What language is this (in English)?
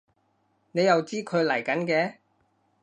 Cantonese